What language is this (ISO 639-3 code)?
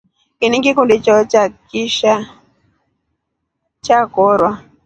rof